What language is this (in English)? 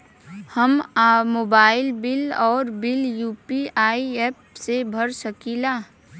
Bhojpuri